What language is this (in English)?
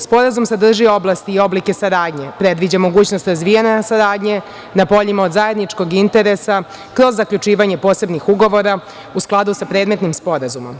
Serbian